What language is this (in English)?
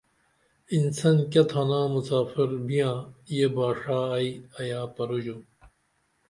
Dameli